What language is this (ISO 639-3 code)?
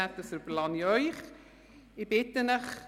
gsw